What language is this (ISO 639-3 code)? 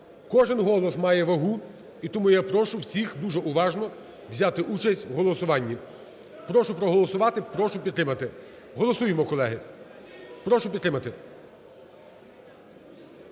ukr